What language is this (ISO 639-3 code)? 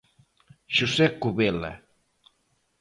glg